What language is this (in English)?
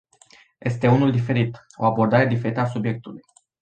Romanian